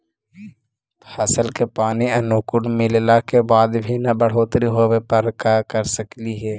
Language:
Magahi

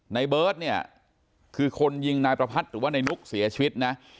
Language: Thai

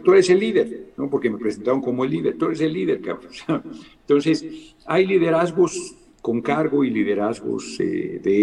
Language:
Spanish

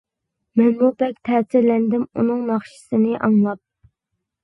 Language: Uyghur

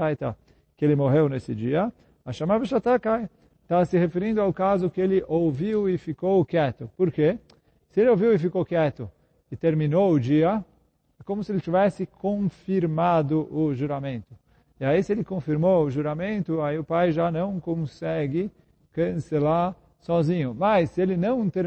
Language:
Portuguese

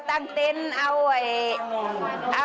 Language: Thai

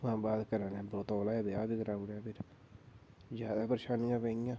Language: Dogri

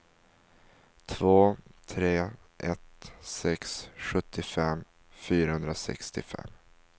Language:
Swedish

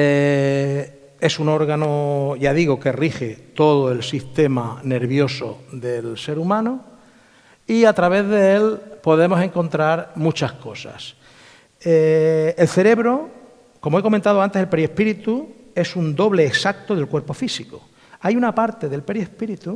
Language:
Spanish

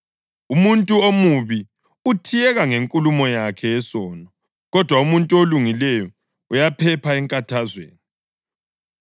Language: North Ndebele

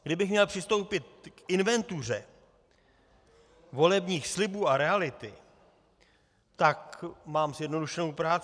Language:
Czech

